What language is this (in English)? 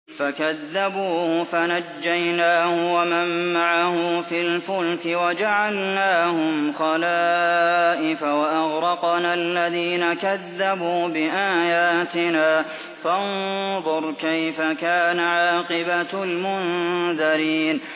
Arabic